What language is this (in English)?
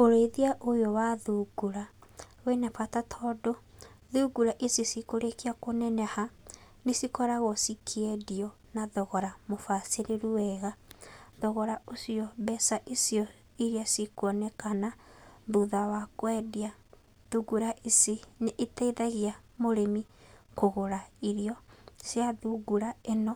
Kikuyu